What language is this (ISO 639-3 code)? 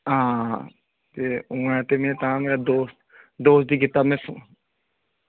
doi